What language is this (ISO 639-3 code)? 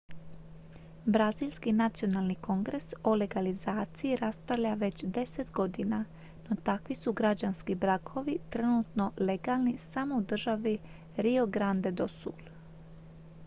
hrv